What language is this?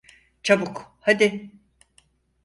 Turkish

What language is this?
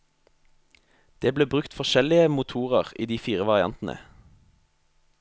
Norwegian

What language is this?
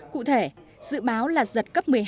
Vietnamese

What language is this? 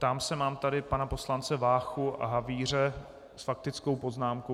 Czech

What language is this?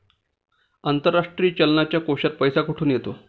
Marathi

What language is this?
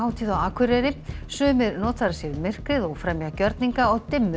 Icelandic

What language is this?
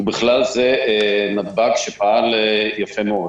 Hebrew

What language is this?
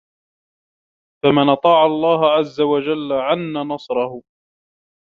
Arabic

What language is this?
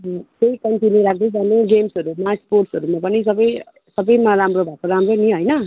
Nepali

